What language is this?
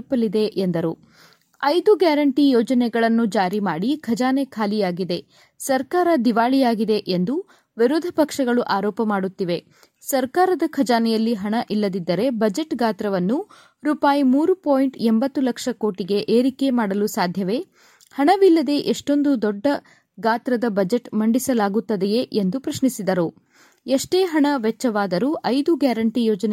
Kannada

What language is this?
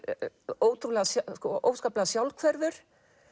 Icelandic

